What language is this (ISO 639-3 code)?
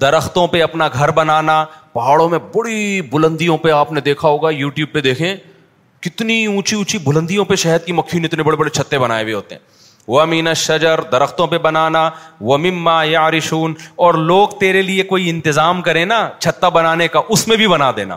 urd